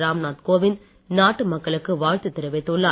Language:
Tamil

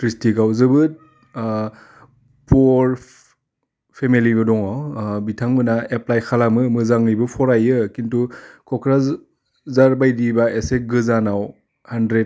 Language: Bodo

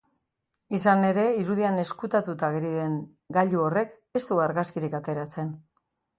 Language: Basque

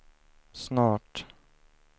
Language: Swedish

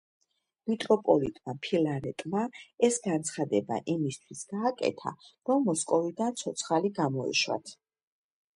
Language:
Georgian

